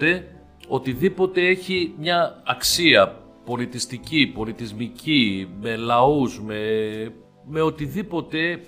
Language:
Greek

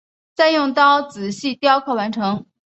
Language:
Chinese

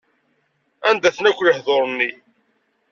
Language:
Kabyle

